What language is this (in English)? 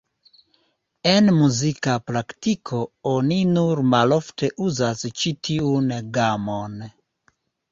Esperanto